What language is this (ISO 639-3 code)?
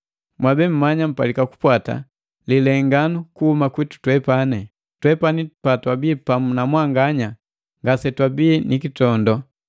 mgv